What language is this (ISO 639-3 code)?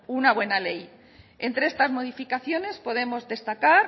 spa